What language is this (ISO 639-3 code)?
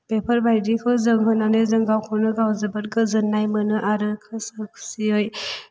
brx